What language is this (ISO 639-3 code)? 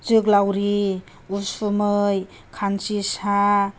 brx